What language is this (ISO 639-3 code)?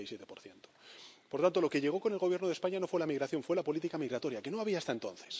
spa